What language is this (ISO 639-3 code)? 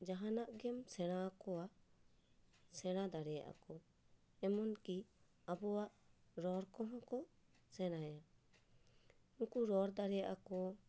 sat